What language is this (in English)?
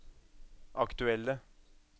Norwegian